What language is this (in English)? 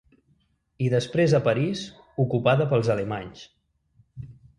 Catalan